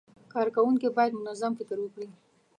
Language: Pashto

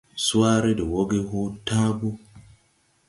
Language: Tupuri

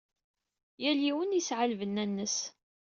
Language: Kabyle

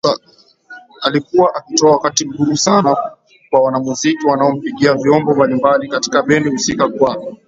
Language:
Swahili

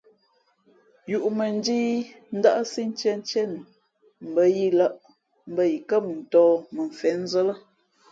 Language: Fe'fe'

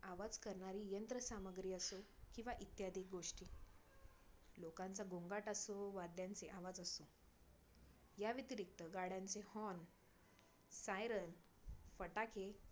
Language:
Marathi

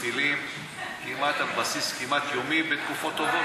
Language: Hebrew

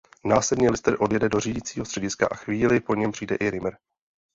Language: Czech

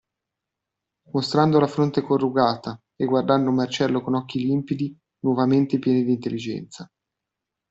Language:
Italian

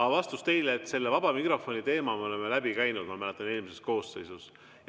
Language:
Estonian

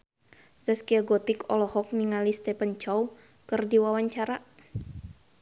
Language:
Sundanese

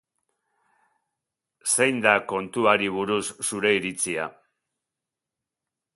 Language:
Basque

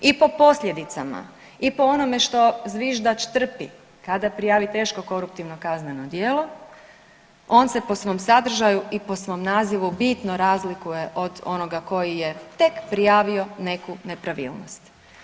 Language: Croatian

